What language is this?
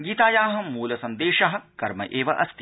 Sanskrit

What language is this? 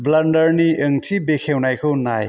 Bodo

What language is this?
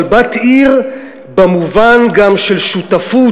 Hebrew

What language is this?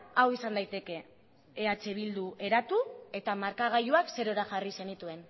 Basque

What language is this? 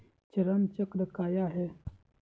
Magahi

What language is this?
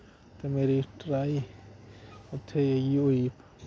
Dogri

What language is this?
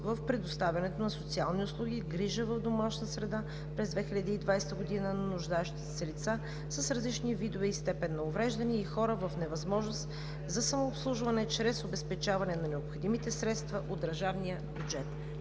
Bulgarian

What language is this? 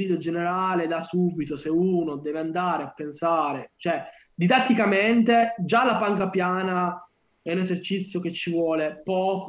Italian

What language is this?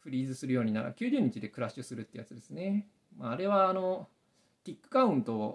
Japanese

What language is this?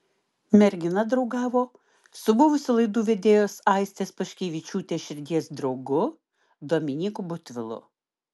Lithuanian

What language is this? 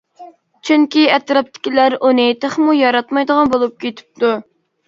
Uyghur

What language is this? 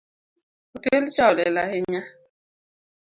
Luo (Kenya and Tanzania)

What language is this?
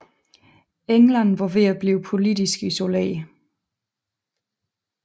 Danish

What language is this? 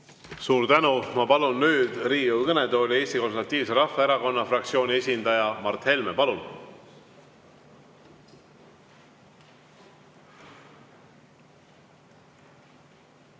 Estonian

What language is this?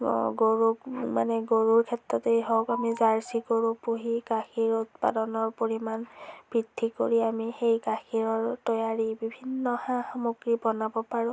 Assamese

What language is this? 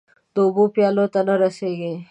Pashto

